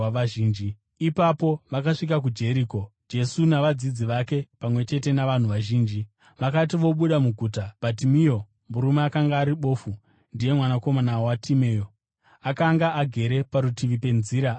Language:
Shona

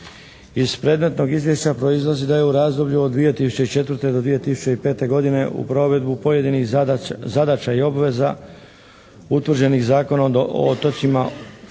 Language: Croatian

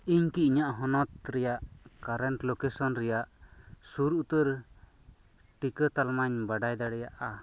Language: Santali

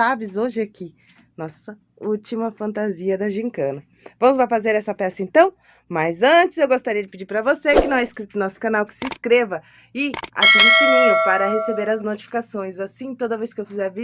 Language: Portuguese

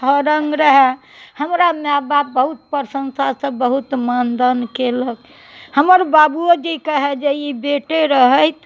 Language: Maithili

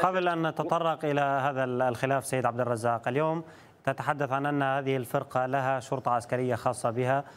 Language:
Arabic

